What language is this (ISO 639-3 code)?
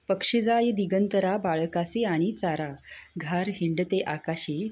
mar